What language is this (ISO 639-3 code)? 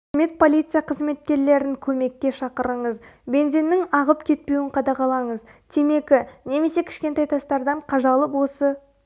kaz